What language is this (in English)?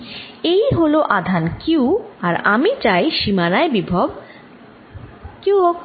Bangla